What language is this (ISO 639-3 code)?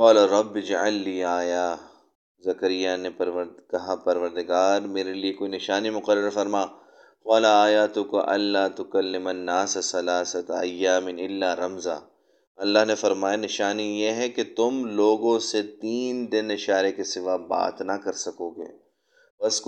urd